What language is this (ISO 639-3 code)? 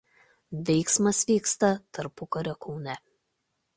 lit